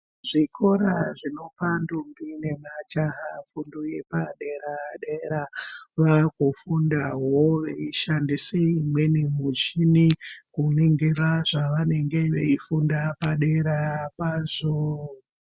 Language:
Ndau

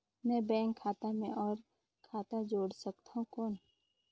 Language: Chhattisgarhi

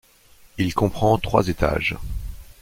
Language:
French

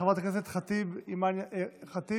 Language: Hebrew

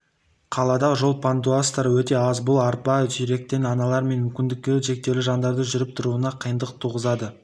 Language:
Kazakh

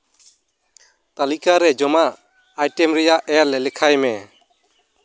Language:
Santali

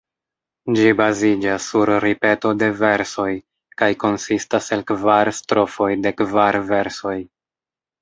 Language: Esperanto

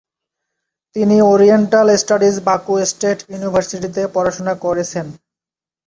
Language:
Bangla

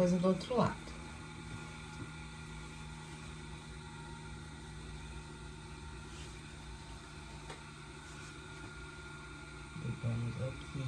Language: Portuguese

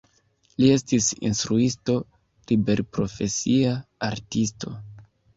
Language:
Esperanto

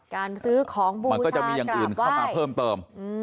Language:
Thai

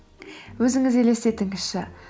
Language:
Kazakh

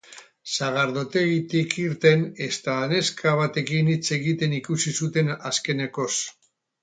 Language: Basque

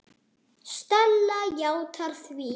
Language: Icelandic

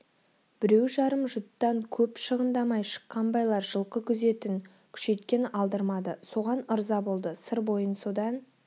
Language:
Kazakh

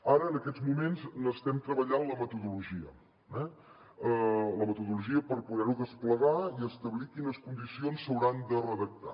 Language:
Catalan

